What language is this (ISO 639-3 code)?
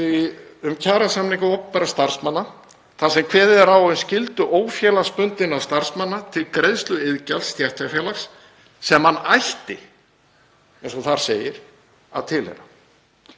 isl